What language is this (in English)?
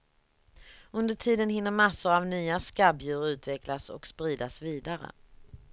Swedish